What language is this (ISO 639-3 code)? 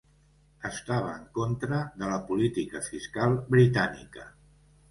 cat